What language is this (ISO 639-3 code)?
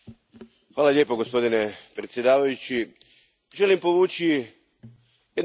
hrv